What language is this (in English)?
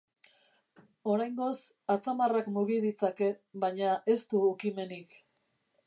Basque